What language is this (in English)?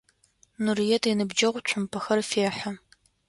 Adyghe